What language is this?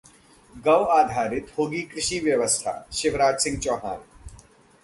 Hindi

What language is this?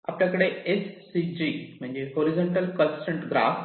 Marathi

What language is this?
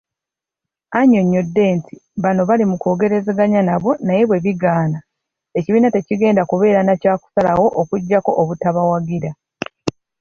Ganda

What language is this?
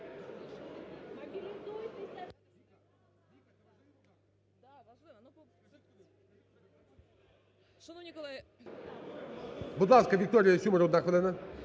Ukrainian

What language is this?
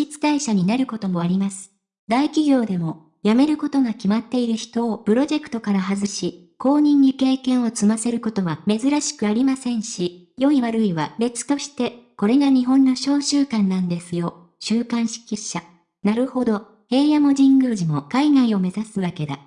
Japanese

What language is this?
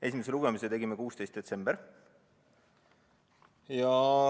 Estonian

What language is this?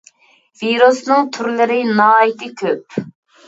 Uyghur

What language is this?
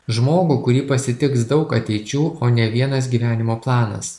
Lithuanian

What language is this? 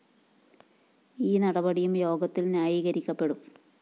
Malayalam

